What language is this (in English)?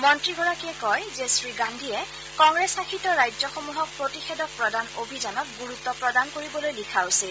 Assamese